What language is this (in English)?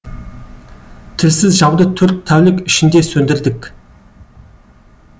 Kazakh